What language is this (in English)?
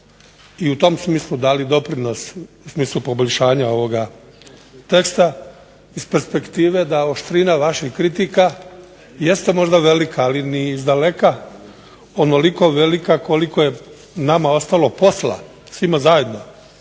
Croatian